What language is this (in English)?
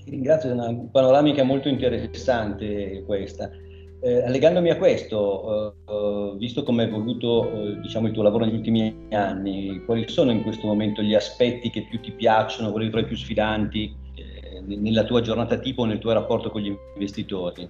Italian